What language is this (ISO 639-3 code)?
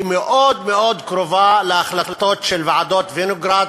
heb